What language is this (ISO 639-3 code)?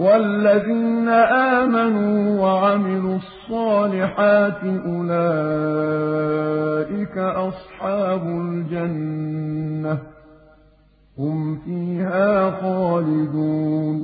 ara